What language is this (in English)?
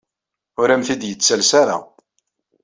Kabyle